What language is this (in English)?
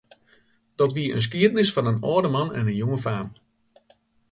Western Frisian